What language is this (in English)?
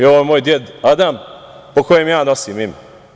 Serbian